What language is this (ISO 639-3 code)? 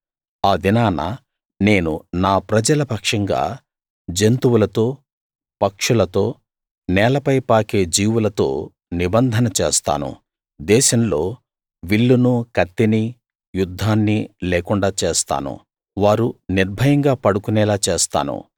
tel